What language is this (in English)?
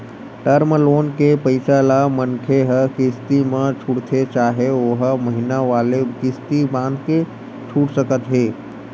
Chhattisgarhi